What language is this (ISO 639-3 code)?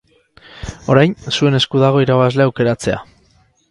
eus